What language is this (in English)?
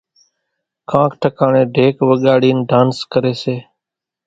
Kachi Koli